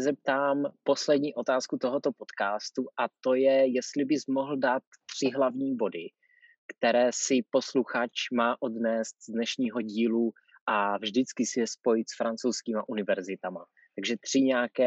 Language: Czech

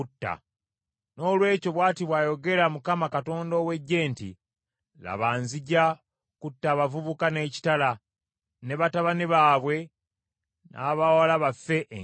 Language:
Ganda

